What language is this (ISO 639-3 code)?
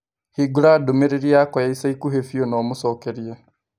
kik